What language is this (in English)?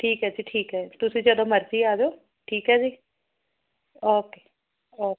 Punjabi